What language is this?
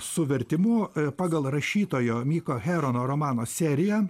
Lithuanian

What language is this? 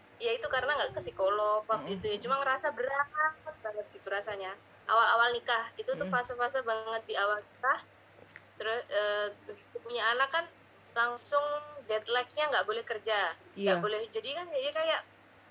Indonesian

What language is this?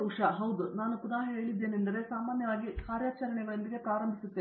Kannada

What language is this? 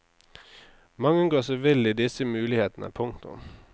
Norwegian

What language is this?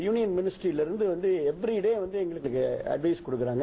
Tamil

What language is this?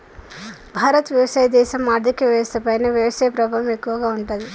Telugu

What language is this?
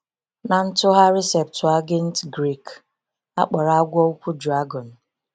Igbo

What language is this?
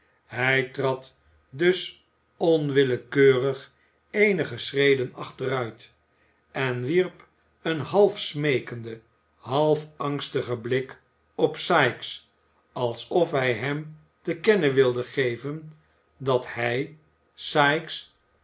Dutch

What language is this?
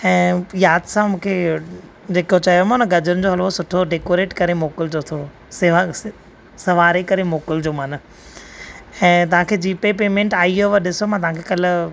Sindhi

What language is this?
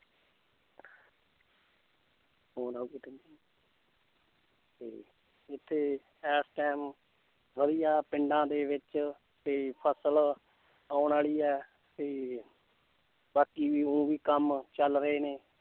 Punjabi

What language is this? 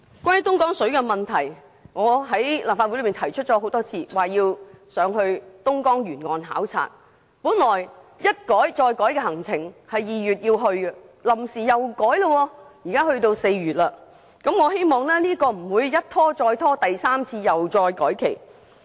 Cantonese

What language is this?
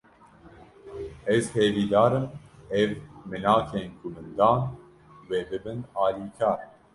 Kurdish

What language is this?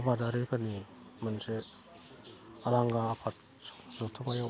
Bodo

